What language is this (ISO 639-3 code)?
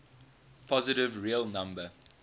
eng